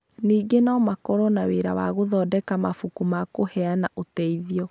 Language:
Kikuyu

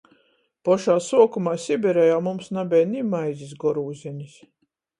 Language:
Latgalian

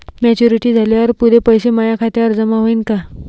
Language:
Marathi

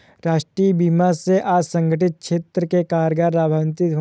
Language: Hindi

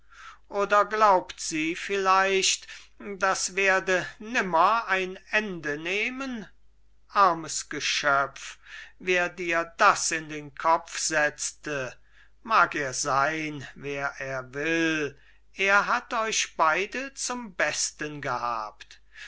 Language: German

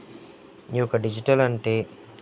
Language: Telugu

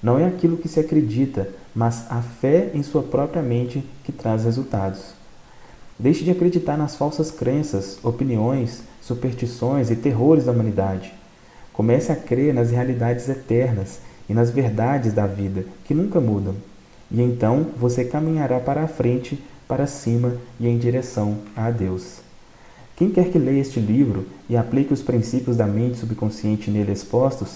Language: Portuguese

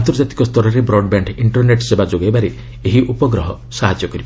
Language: Odia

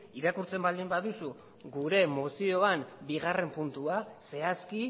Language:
Basque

